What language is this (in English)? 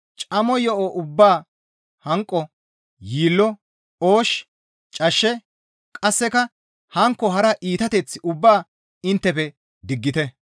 Gamo